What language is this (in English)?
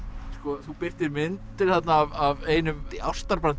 Icelandic